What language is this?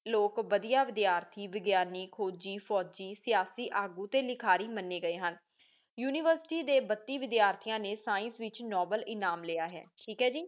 Punjabi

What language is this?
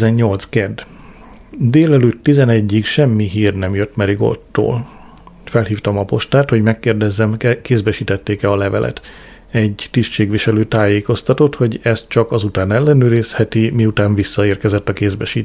Hungarian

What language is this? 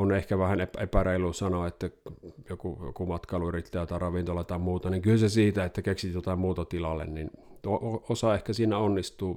Finnish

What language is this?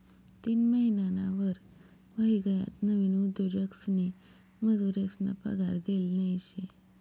Marathi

